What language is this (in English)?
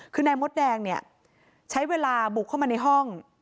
Thai